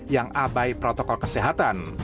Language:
Indonesian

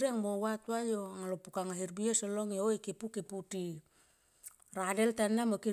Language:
Tomoip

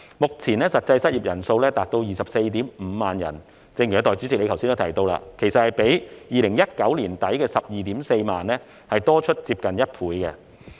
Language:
Cantonese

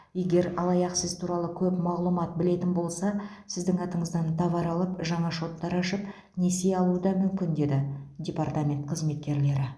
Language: Kazakh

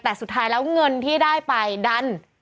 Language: Thai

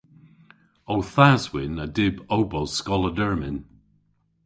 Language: Cornish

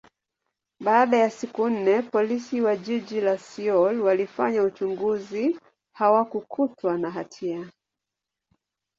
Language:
Swahili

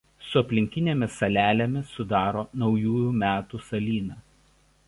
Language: Lithuanian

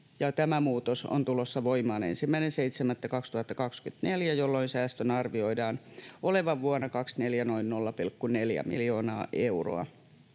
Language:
Finnish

